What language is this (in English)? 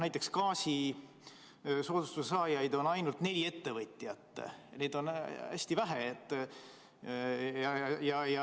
Estonian